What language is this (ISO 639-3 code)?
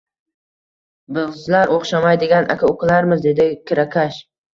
uzb